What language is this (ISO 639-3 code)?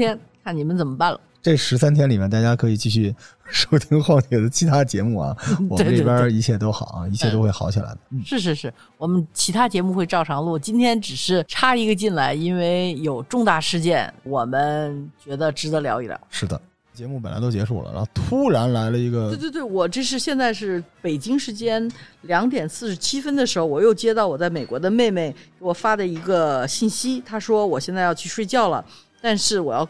zho